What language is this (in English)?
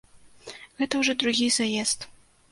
Belarusian